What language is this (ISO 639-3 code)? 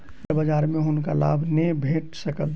mai